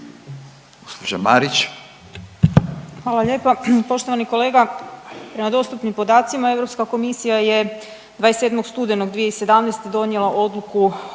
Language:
Croatian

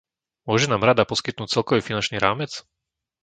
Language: Slovak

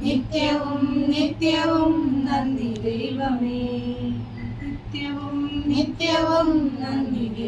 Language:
Malayalam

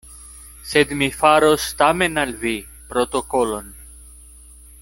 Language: Esperanto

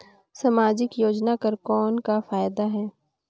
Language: Chhattisgarhi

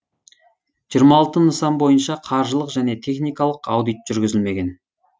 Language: Kazakh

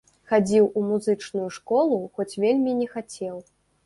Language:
Belarusian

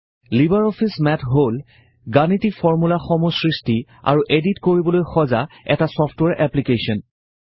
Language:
Assamese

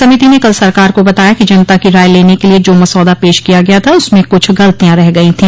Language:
Hindi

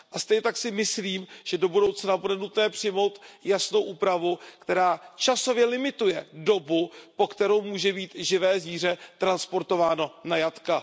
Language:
Czech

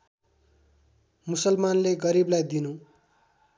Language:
Nepali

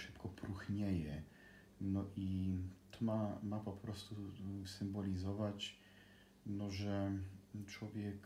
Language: Polish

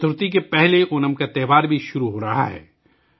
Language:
Urdu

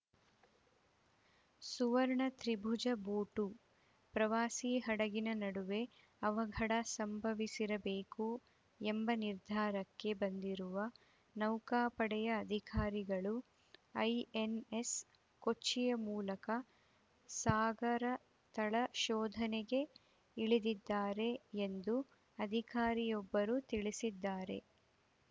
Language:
Kannada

